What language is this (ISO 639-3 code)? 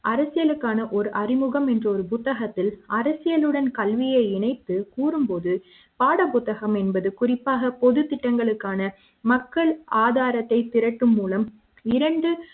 tam